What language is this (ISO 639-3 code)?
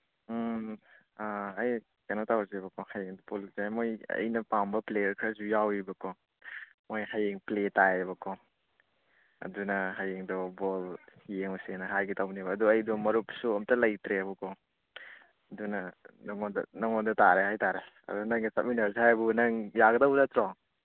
mni